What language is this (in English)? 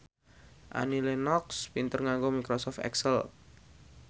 Javanese